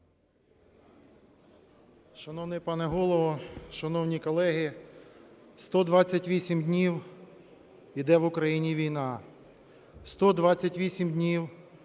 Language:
Ukrainian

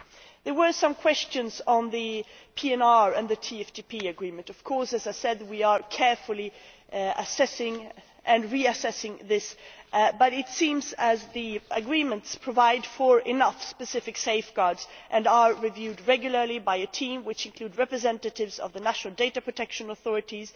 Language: English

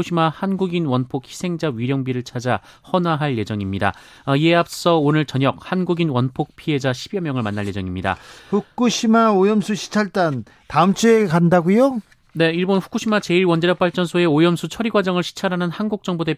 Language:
Korean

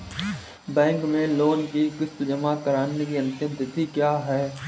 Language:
Hindi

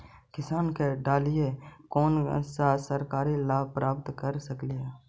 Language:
Magahi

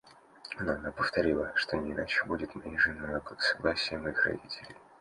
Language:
Russian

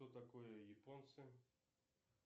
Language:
Russian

